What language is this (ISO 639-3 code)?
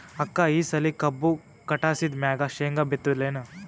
kan